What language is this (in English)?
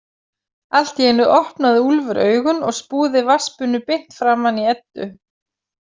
Icelandic